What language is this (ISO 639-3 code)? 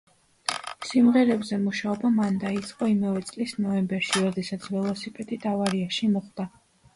kat